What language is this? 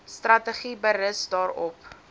Afrikaans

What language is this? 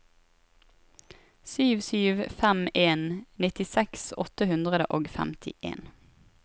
Norwegian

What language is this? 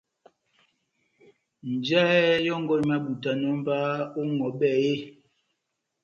Batanga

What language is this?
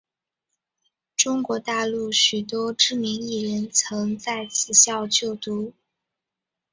Chinese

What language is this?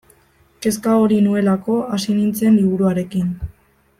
Basque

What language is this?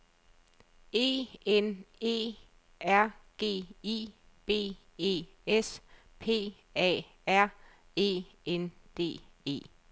Danish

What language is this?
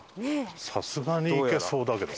Japanese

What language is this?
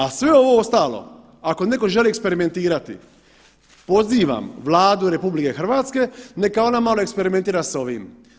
Croatian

